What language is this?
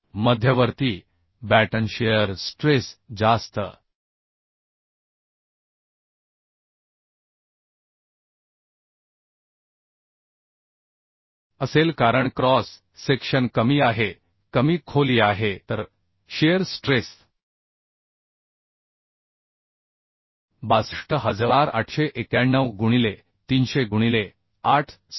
Marathi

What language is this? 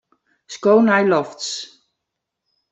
Western Frisian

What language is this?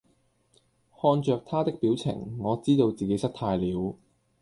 Cantonese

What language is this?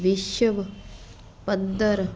Punjabi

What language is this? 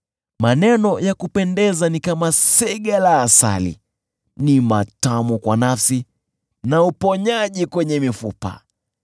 Swahili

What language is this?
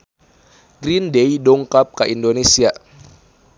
Sundanese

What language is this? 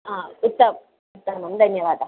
Sanskrit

